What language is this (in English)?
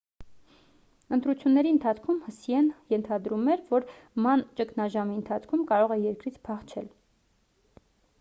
Armenian